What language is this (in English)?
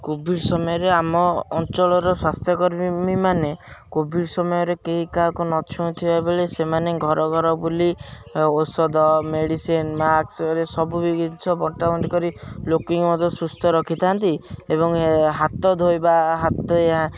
Odia